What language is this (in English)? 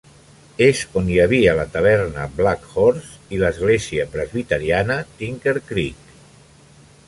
Catalan